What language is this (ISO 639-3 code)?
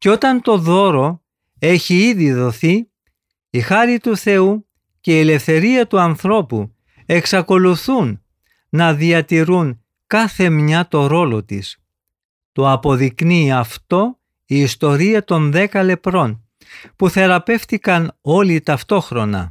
ell